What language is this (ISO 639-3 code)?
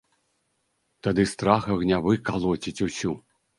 bel